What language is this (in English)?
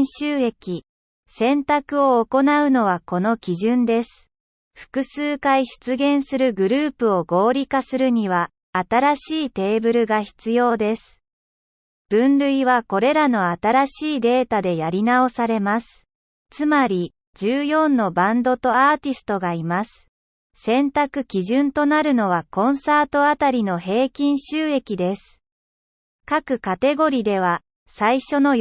Japanese